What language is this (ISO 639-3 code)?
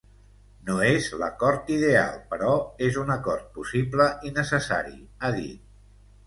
cat